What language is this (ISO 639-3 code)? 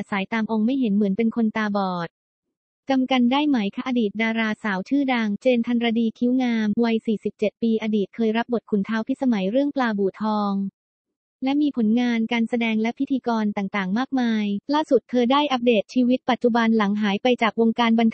tha